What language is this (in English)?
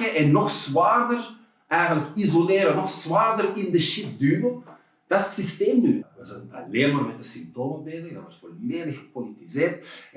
Dutch